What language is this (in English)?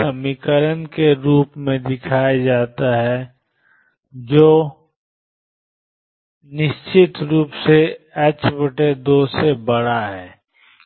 Hindi